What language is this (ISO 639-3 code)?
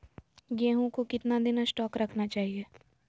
mag